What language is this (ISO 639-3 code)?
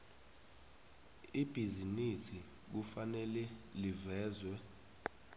nbl